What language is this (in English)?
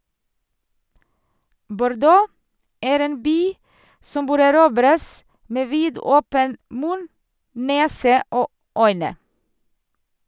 Norwegian